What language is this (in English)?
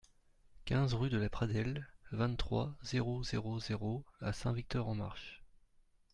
French